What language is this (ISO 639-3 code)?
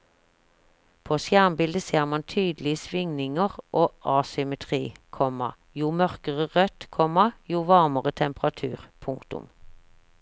nor